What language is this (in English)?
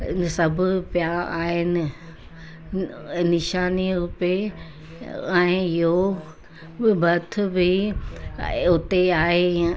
Sindhi